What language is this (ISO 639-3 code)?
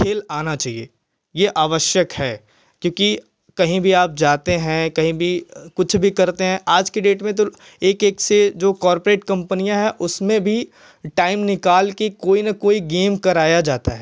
hin